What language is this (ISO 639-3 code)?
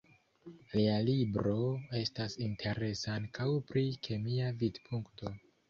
epo